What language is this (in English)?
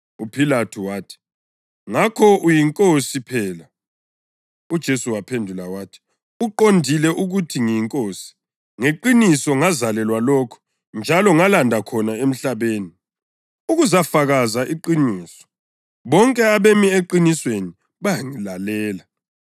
North Ndebele